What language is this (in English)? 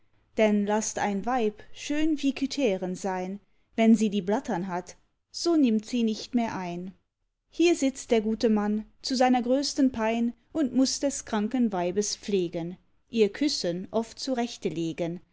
German